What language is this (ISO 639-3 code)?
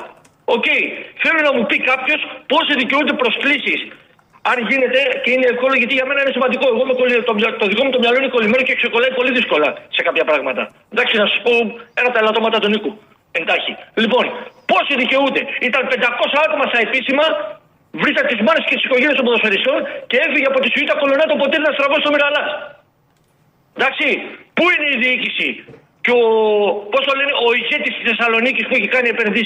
ell